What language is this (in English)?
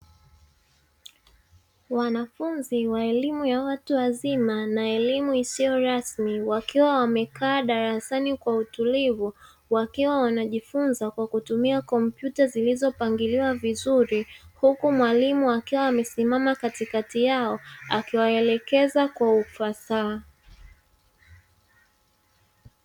Swahili